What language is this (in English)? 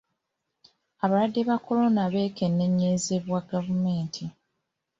Ganda